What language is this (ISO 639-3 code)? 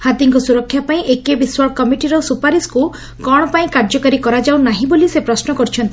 ori